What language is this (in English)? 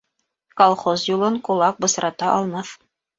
Bashkir